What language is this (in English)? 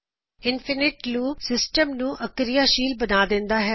Punjabi